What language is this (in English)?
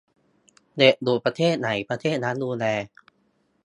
Thai